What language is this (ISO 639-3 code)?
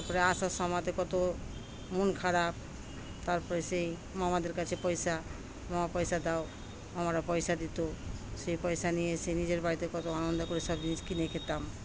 ben